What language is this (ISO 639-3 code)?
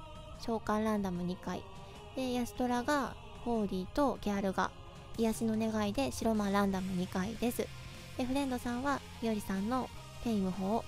jpn